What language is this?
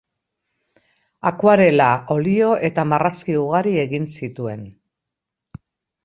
Basque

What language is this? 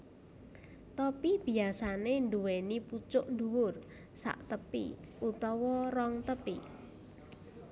Javanese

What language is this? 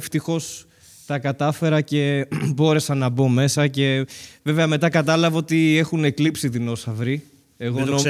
Greek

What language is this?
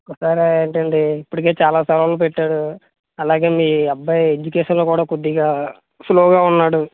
Telugu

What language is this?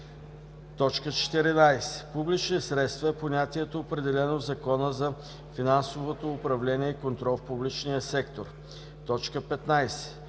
Bulgarian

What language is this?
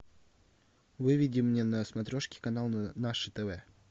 Russian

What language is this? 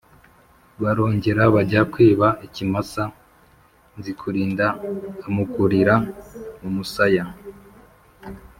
Kinyarwanda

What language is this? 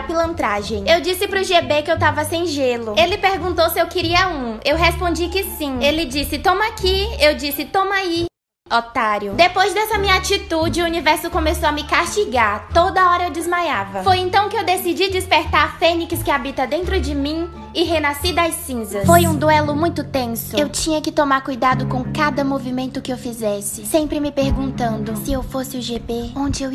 Portuguese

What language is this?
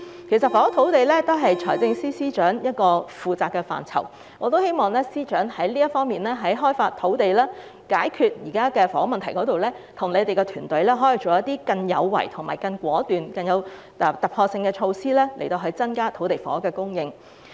Cantonese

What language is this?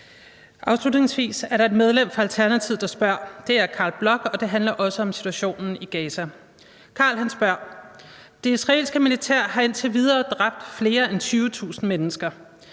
Danish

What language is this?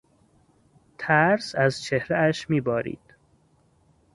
Persian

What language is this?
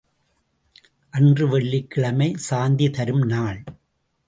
Tamil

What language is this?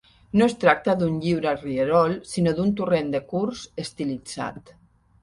Catalan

